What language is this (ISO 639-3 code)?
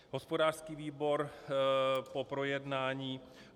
ces